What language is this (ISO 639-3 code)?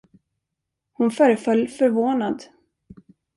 swe